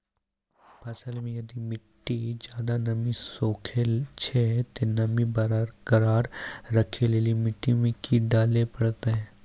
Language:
Maithili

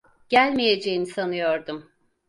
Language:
Turkish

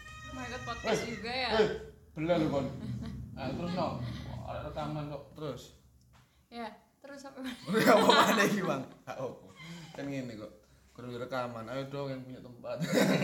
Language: Indonesian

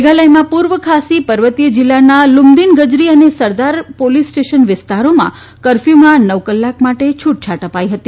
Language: Gujarati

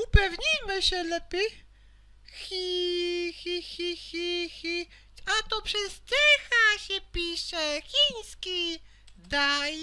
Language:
Polish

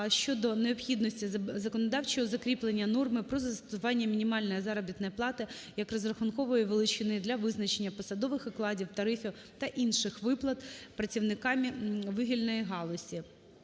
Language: Ukrainian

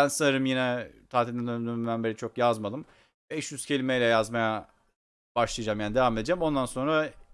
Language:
Turkish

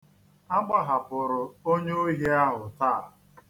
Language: Igbo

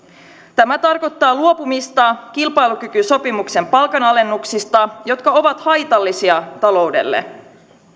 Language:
Finnish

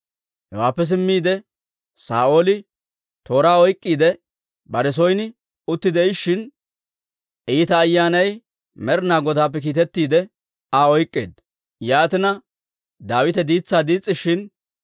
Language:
Dawro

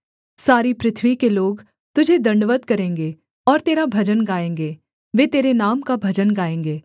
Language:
Hindi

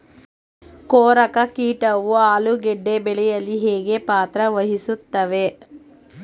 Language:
Kannada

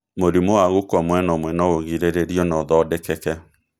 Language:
Kikuyu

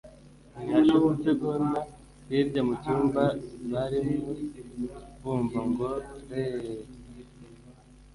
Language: Kinyarwanda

